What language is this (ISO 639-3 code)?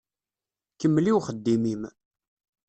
kab